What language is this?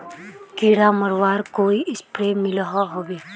Magahi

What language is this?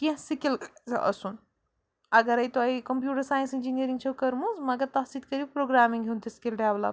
Kashmiri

